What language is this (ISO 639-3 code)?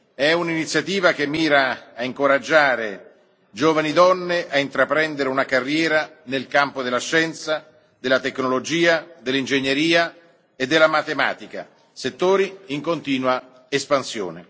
ita